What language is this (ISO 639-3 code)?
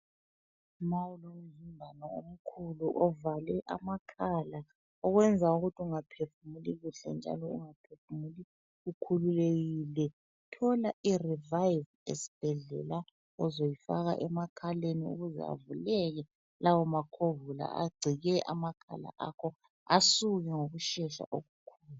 nde